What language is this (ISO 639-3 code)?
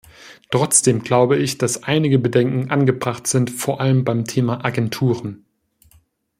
deu